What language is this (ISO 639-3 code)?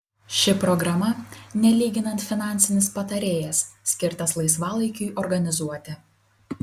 lit